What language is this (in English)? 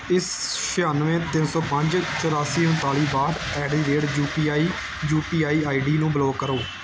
Punjabi